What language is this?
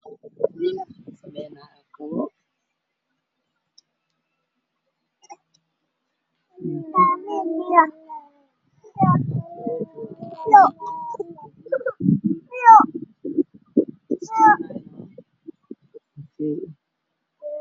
Somali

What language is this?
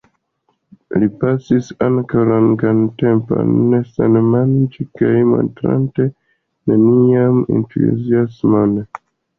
Esperanto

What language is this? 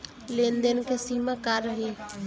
Bhojpuri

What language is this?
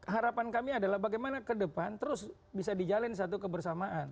Indonesian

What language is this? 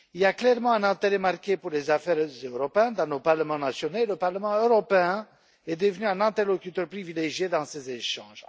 French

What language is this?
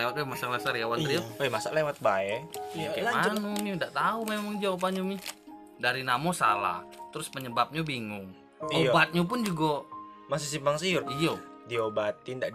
Indonesian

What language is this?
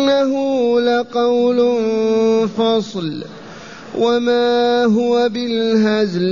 Arabic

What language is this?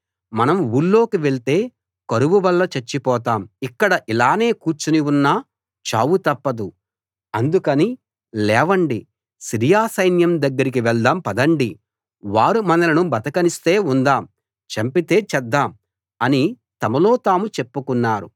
Telugu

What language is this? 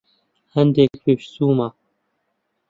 Central Kurdish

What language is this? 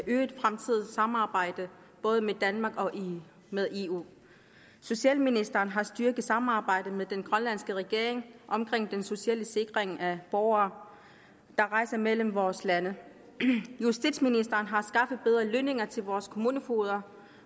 Danish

